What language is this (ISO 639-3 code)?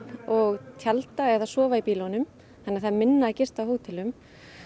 isl